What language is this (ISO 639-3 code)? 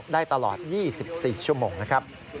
tha